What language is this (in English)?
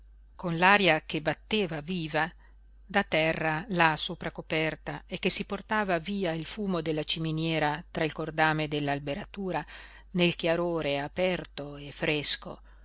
Italian